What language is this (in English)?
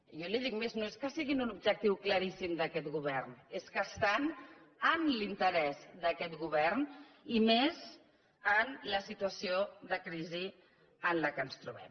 Catalan